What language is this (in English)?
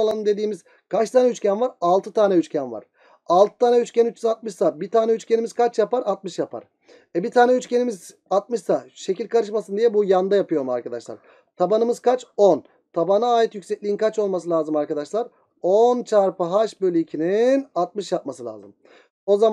Turkish